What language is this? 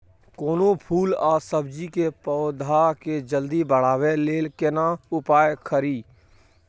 Maithili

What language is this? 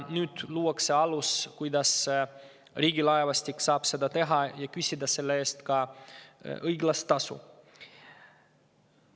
Estonian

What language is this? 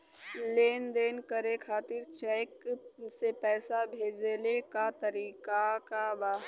Bhojpuri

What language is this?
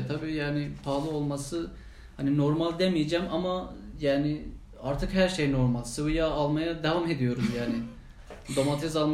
Turkish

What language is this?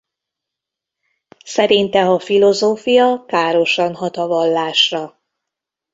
Hungarian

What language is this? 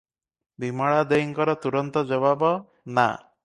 Odia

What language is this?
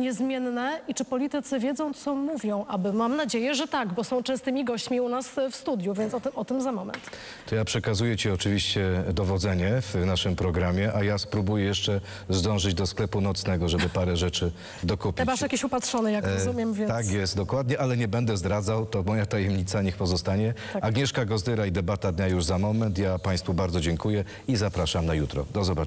Polish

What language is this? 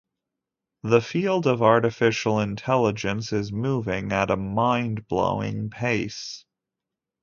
English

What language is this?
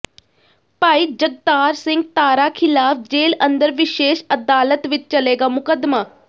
Punjabi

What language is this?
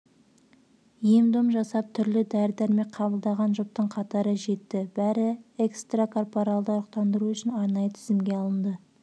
Kazakh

